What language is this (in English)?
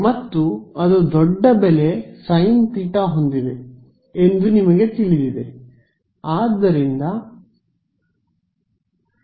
Kannada